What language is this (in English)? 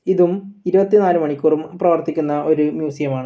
Malayalam